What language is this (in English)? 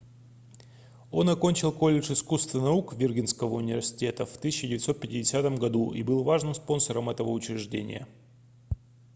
Russian